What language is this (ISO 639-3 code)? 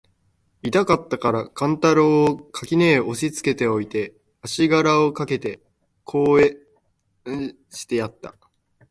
jpn